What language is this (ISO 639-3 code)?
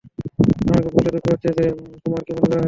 ben